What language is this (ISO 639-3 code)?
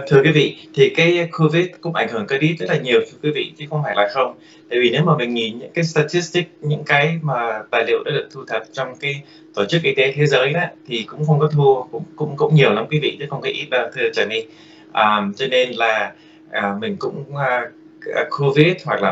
vie